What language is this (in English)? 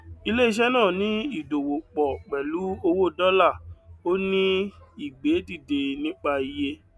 Yoruba